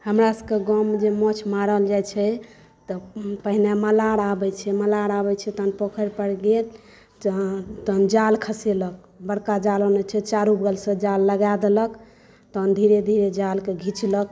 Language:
Maithili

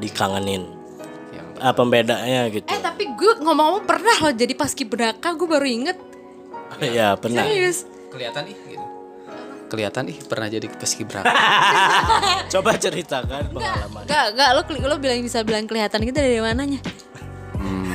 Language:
Indonesian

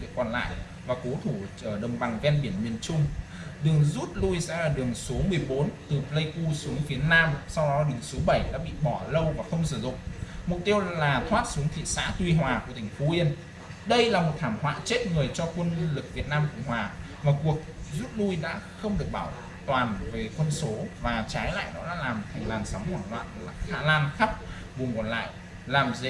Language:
Vietnamese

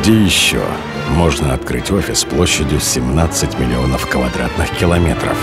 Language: Russian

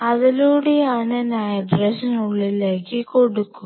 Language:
Malayalam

